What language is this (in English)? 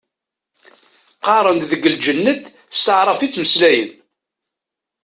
Kabyle